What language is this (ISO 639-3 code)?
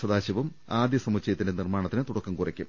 mal